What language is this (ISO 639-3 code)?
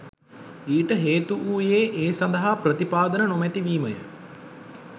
sin